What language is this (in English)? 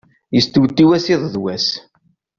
Kabyle